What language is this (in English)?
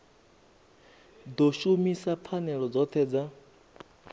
Venda